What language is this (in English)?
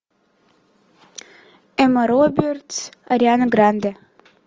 Russian